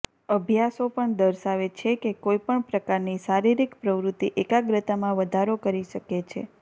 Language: Gujarati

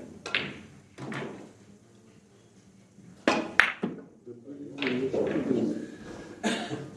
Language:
Russian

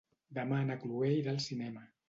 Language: Catalan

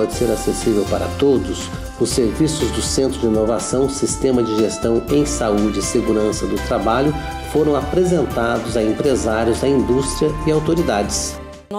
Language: Portuguese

